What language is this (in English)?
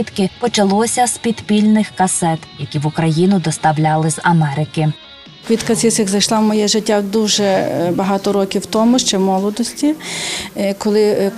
Ukrainian